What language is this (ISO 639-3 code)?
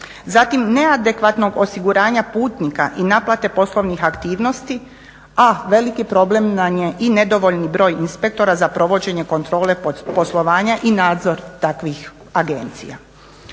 hrv